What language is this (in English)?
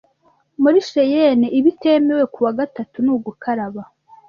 Kinyarwanda